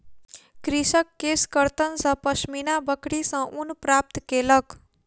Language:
Maithili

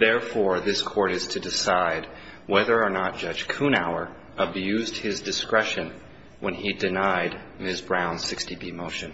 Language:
English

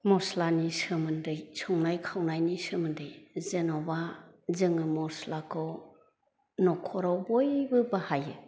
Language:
Bodo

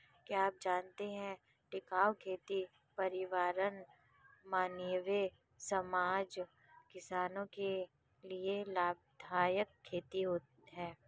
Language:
Hindi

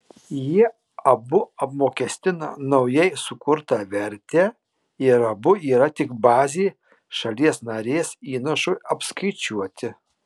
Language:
Lithuanian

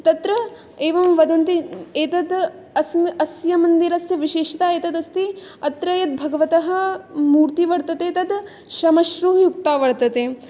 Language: Sanskrit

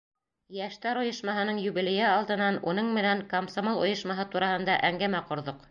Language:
Bashkir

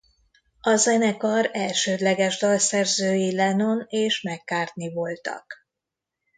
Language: Hungarian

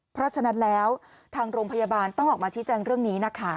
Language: Thai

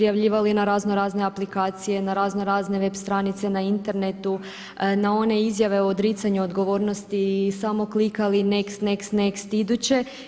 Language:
Croatian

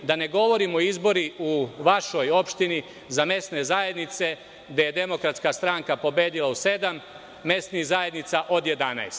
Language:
Serbian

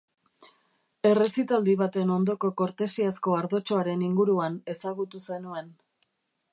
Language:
Basque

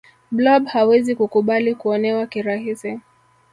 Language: Swahili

